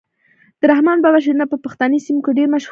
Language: Pashto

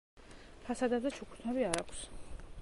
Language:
Georgian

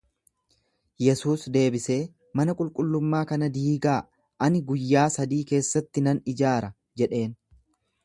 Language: Oromo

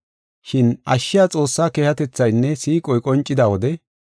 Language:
Gofa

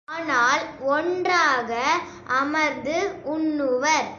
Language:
Tamil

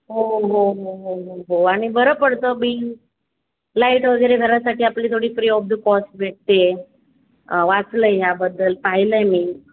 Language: Marathi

